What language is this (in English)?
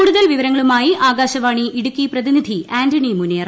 Malayalam